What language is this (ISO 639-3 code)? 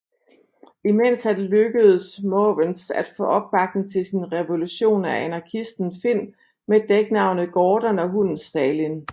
dan